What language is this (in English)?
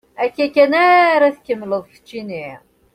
Kabyle